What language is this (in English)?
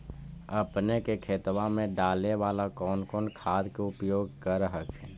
Magahi